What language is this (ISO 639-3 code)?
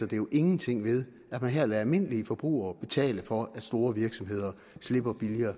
dan